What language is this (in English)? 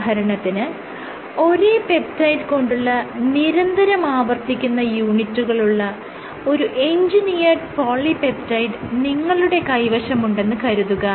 Malayalam